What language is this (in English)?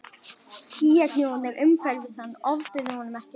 Icelandic